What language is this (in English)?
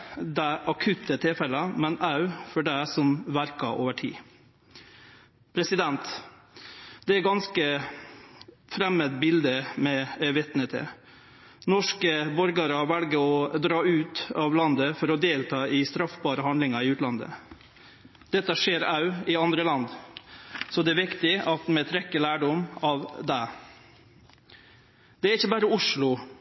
Norwegian Nynorsk